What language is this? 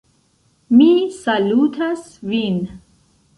Esperanto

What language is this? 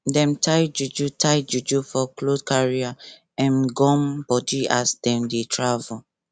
Nigerian Pidgin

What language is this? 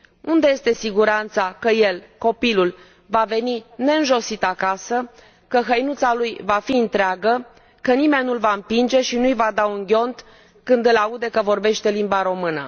Romanian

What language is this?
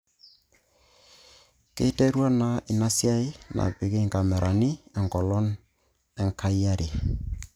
Masai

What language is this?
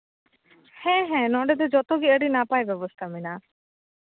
Santali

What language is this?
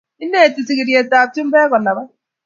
Kalenjin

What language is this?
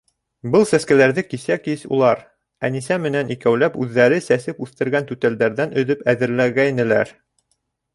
Bashkir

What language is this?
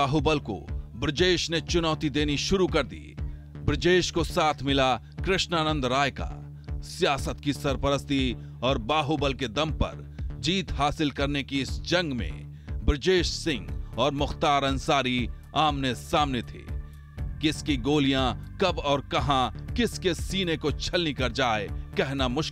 Hindi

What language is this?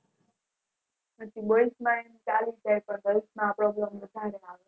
Gujarati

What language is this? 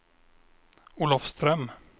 Swedish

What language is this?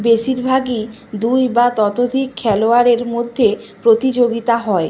Bangla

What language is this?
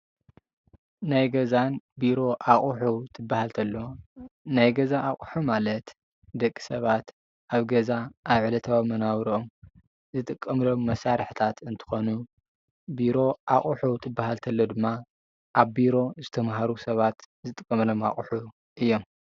Tigrinya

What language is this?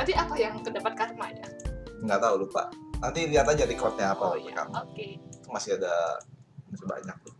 Indonesian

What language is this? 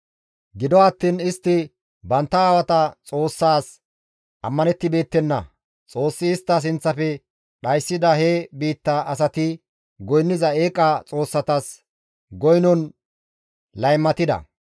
Gamo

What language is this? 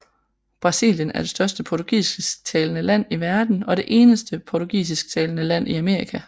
Danish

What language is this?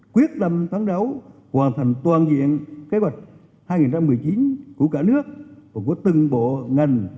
Vietnamese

